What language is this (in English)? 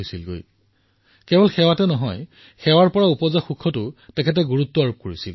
Assamese